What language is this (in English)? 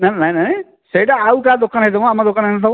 Odia